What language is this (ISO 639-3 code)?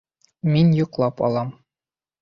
bak